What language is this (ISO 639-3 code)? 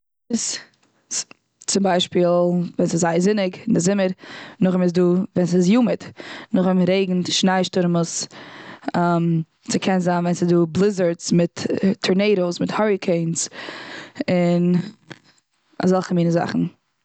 yid